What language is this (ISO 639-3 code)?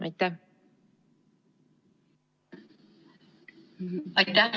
est